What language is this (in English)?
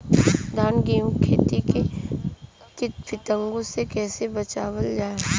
Bhojpuri